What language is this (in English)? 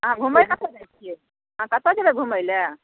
Maithili